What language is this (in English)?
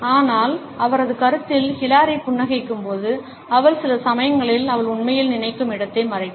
Tamil